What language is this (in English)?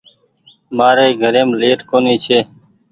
Goaria